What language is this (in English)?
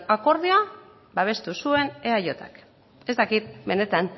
Basque